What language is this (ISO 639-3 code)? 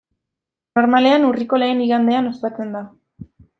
eus